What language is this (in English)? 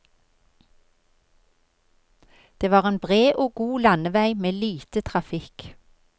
Norwegian